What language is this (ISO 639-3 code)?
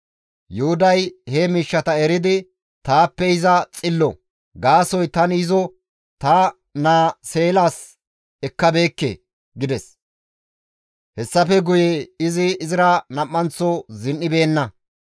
gmv